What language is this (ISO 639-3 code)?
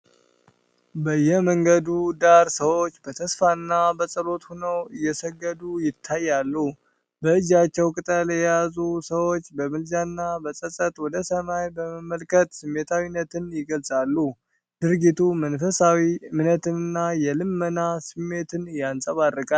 amh